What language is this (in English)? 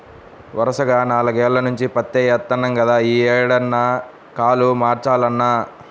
Telugu